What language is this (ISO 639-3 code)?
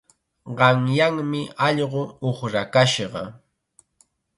qxa